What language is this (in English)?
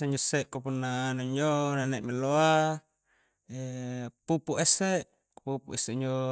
Coastal Konjo